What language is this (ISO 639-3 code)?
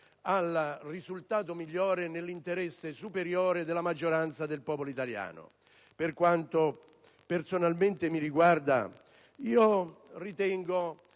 ita